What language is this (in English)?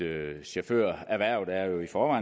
Danish